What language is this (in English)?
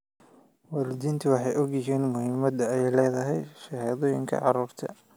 Somali